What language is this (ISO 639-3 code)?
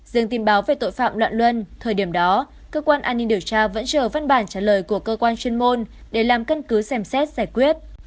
vie